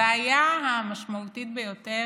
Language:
Hebrew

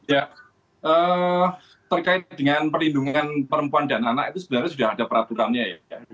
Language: Indonesian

